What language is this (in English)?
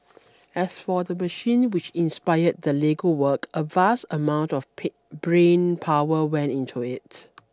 English